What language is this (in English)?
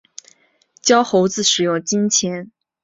Chinese